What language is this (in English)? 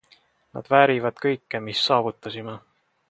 Estonian